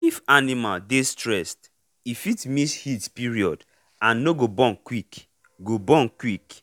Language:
Nigerian Pidgin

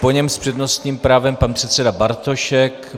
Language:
Czech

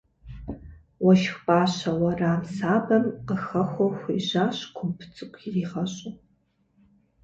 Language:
Kabardian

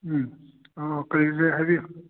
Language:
Manipuri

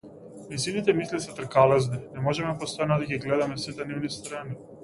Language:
Macedonian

